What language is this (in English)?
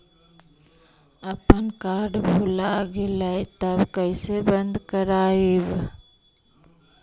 Magahi